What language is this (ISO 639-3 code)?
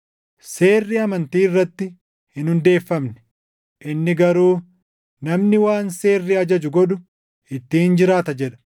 orm